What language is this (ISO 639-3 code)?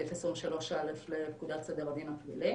heb